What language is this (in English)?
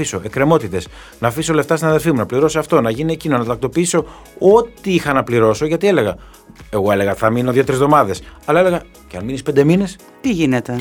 Greek